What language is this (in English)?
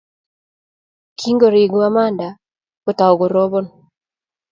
Kalenjin